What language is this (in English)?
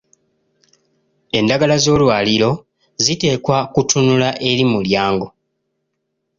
Ganda